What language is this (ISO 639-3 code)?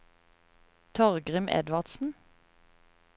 nor